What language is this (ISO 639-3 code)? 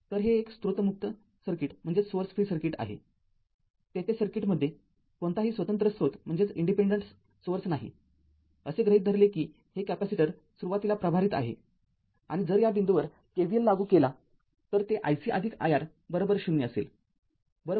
mar